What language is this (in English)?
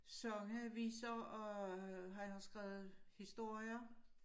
Danish